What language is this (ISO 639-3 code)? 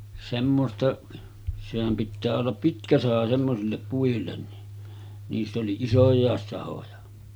fin